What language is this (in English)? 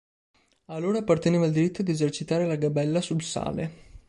Italian